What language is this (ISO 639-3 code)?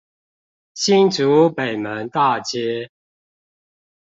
zho